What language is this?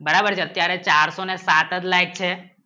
Gujarati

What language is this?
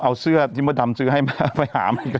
Thai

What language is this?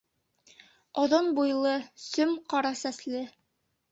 Bashkir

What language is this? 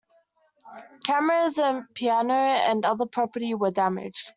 English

